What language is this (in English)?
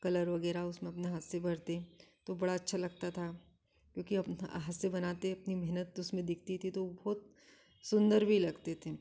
Hindi